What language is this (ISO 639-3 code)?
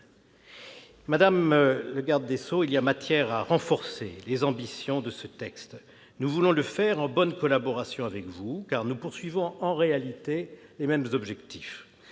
fra